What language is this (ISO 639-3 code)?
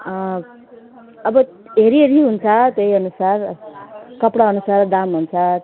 nep